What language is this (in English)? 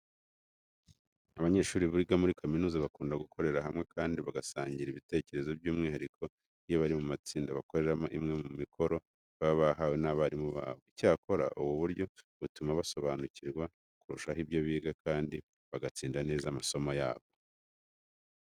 Kinyarwanda